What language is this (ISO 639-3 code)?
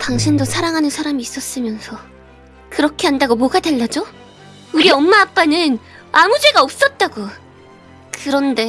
kor